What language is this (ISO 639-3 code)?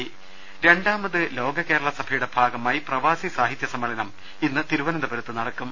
mal